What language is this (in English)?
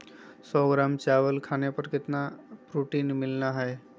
Magahi